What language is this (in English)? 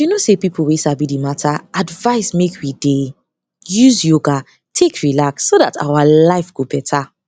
Nigerian Pidgin